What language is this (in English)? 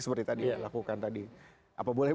Indonesian